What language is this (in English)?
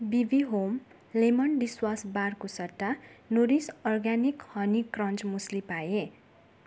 Nepali